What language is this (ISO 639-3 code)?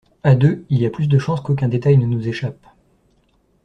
fra